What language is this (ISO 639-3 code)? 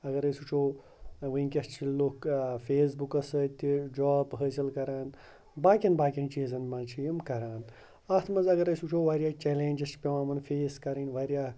kas